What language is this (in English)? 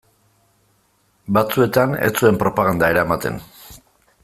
Basque